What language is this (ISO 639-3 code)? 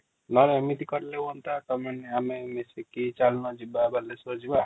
ori